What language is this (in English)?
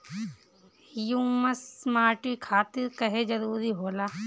Bhojpuri